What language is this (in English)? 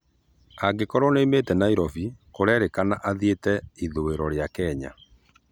Kikuyu